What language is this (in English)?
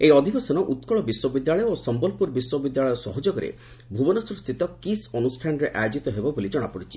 Odia